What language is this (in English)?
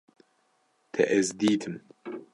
Kurdish